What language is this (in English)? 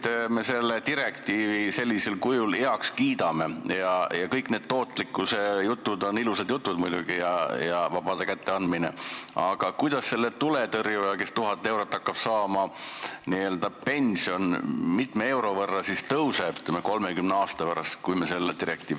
Estonian